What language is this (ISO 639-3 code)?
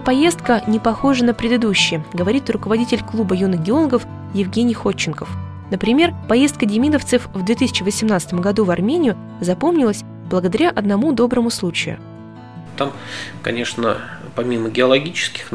rus